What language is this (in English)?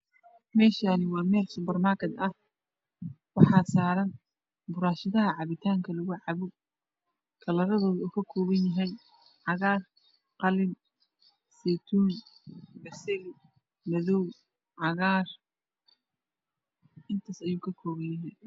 Somali